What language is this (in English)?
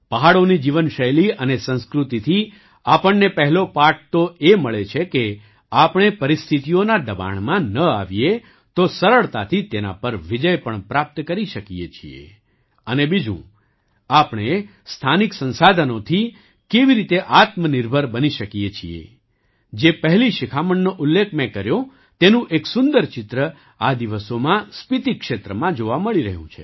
Gujarati